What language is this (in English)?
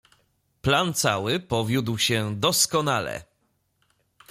Polish